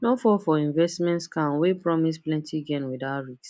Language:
Nigerian Pidgin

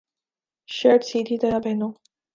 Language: Urdu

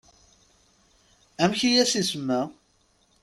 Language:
Kabyle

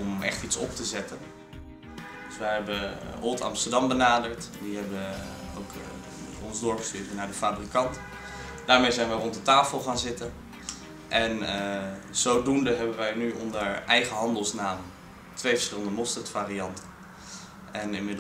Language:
Dutch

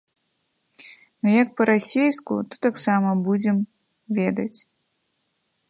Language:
Belarusian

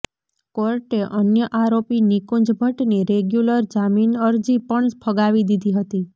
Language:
Gujarati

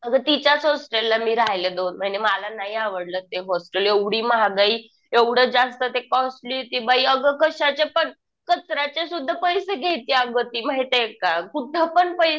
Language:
Marathi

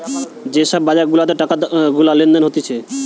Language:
Bangla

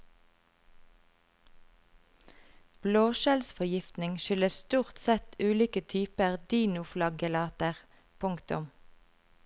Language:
Norwegian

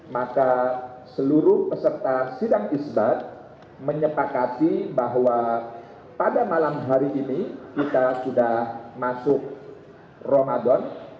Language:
Indonesian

